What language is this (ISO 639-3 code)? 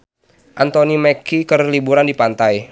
sun